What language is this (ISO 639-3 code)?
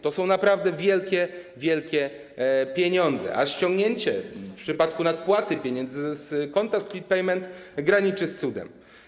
pol